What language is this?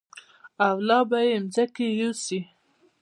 Pashto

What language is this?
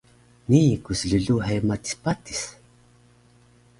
Taroko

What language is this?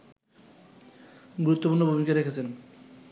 Bangla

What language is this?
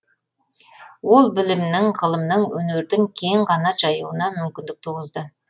Kazakh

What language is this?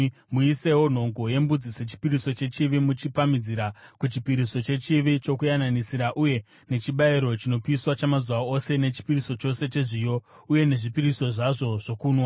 Shona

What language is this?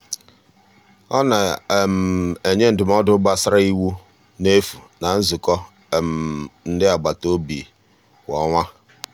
Igbo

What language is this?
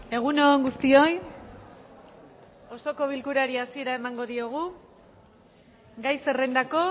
Basque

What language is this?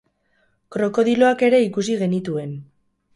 Basque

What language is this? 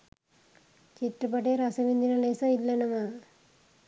Sinhala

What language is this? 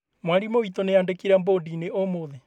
Kikuyu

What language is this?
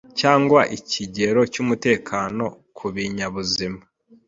Kinyarwanda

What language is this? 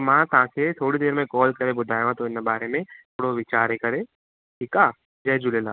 Sindhi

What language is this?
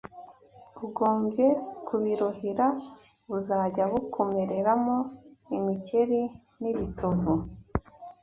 Kinyarwanda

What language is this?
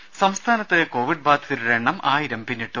Malayalam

